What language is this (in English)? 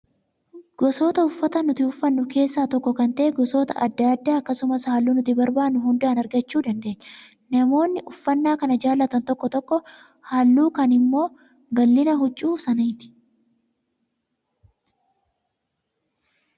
Oromo